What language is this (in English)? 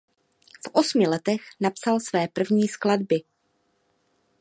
Czech